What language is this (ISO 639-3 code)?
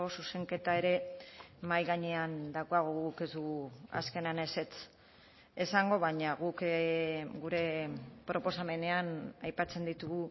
eus